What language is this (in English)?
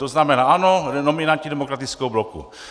Czech